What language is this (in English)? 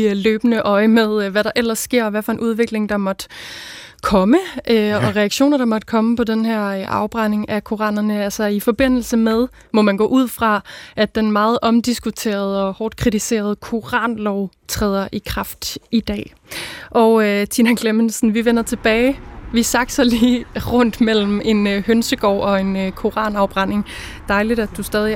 Danish